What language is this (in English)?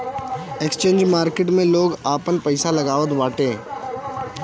Bhojpuri